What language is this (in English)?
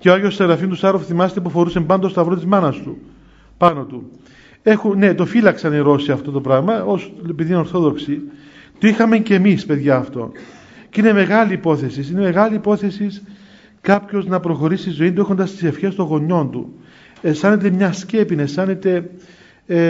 Greek